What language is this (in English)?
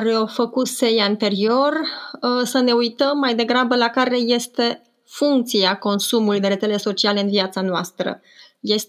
Romanian